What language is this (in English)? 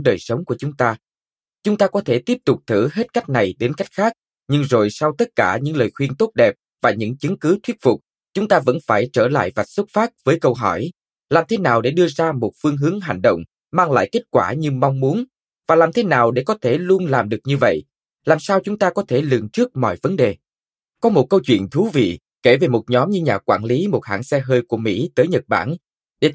Vietnamese